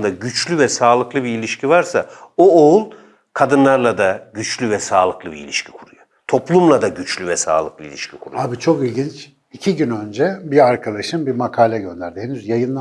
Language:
Turkish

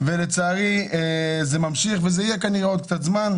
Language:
Hebrew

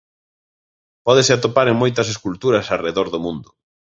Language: Galician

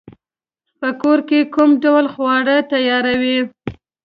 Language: Pashto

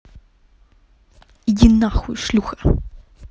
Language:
Russian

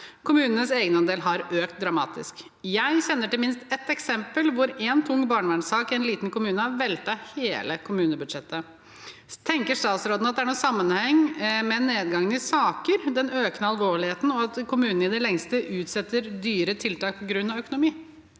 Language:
Norwegian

